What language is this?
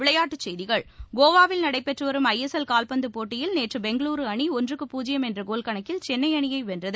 Tamil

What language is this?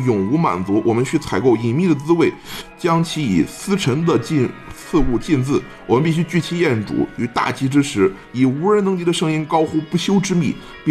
Chinese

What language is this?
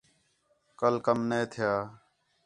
Khetrani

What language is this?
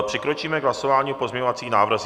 Czech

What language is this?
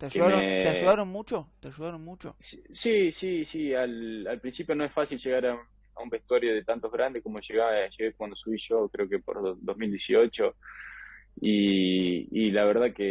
Spanish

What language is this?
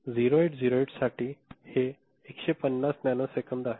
Marathi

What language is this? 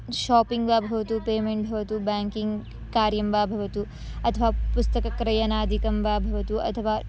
Sanskrit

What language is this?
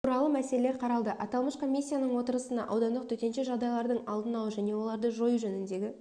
Kazakh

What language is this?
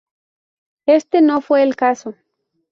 Spanish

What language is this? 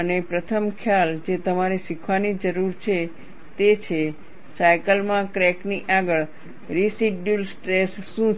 Gujarati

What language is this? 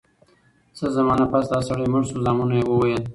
Pashto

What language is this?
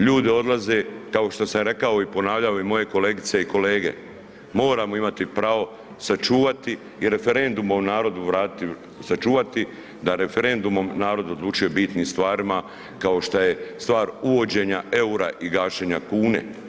Croatian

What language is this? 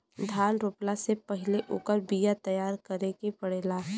Bhojpuri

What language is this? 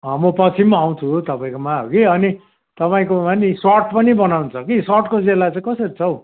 Nepali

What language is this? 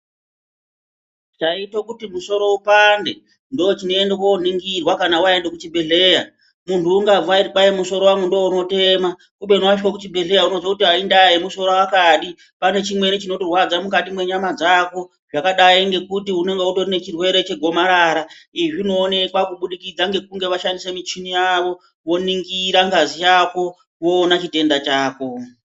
Ndau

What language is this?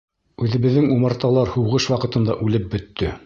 Bashkir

